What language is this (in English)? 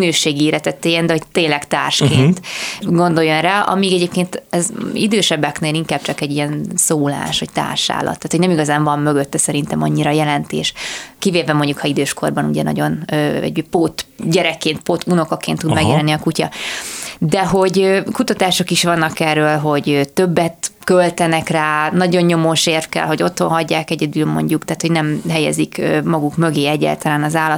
Hungarian